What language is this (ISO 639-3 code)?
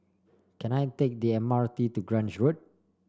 eng